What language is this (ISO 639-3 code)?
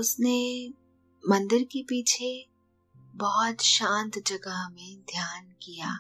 hin